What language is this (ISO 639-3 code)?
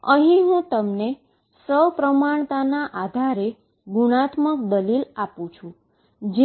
guj